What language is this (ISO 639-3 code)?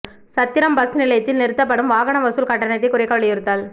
tam